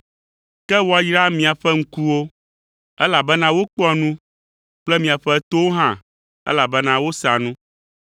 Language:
Ewe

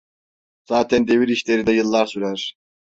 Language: Turkish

